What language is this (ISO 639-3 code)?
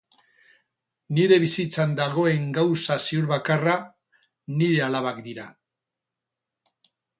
eus